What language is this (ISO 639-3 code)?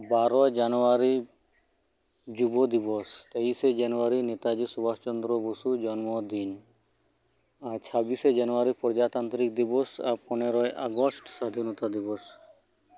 sat